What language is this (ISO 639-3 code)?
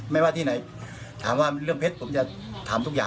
tha